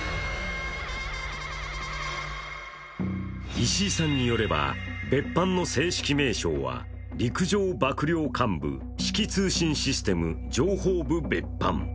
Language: Japanese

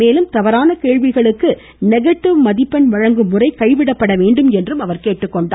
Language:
Tamil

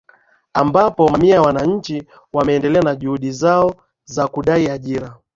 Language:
Swahili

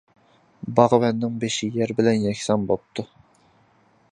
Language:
Uyghur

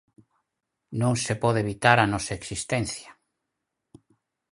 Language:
Galician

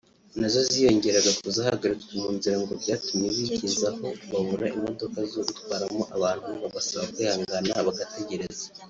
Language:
Kinyarwanda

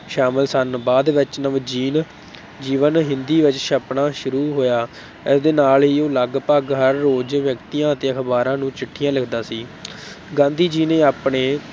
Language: Punjabi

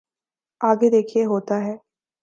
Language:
Urdu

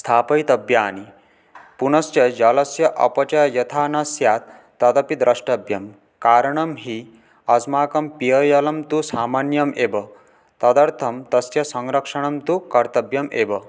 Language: Sanskrit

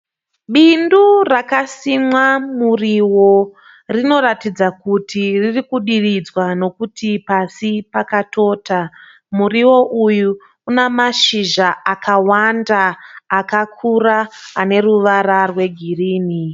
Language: Shona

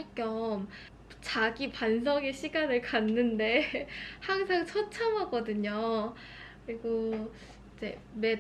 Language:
Korean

